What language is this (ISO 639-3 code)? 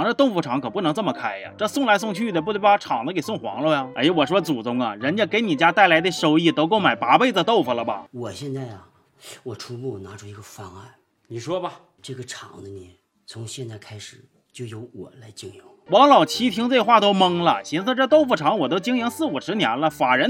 zho